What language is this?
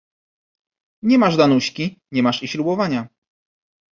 Polish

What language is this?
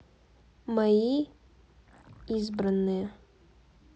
Russian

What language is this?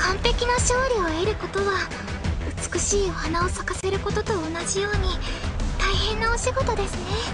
Japanese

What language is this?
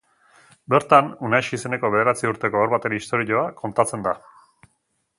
Basque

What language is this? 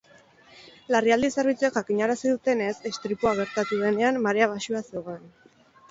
Basque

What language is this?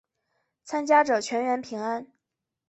Chinese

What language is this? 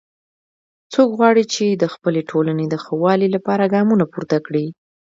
Pashto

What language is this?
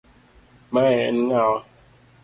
Luo (Kenya and Tanzania)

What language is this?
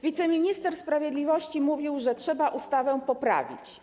Polish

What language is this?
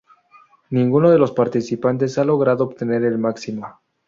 Spanish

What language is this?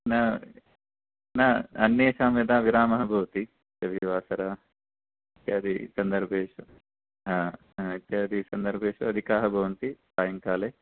Sanskrit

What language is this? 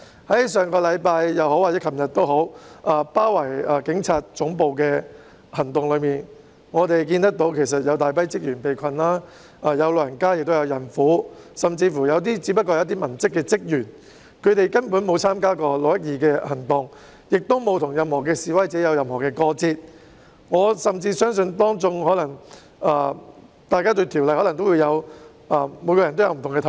Cantonese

